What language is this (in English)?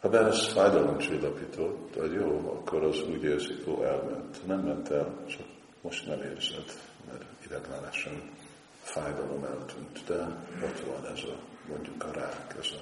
Hungarian